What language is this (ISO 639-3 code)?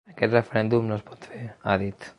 cat